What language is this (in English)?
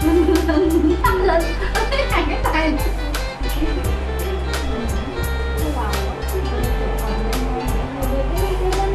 Vietnamese